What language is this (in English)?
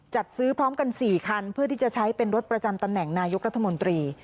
Thai